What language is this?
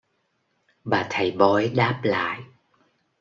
Vietnamese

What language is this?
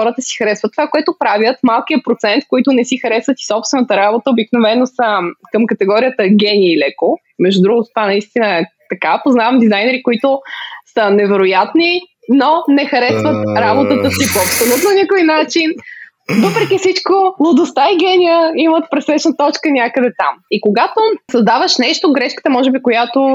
Bulgarian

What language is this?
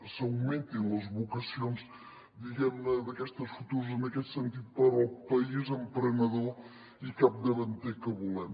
Catalan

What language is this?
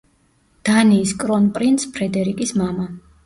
Georgian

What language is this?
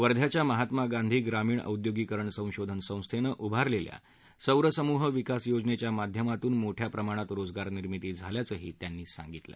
Marathi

